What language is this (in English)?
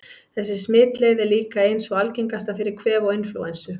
Icelandic